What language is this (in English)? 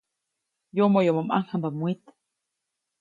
Copainalá Zoque